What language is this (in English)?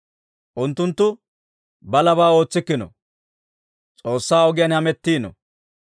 Dawro